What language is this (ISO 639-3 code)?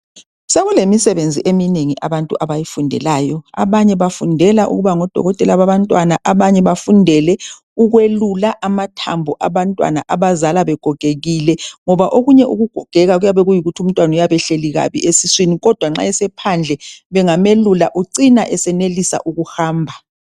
nde